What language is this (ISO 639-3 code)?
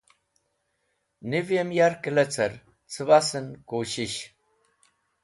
wbl